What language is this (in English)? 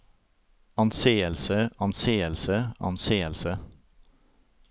Norwegian